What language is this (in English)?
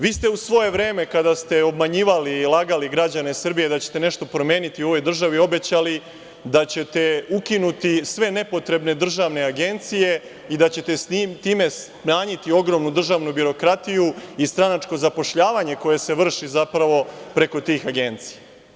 Serbian